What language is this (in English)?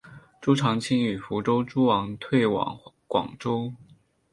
Chinese